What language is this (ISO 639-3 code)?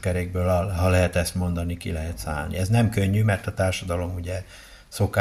hun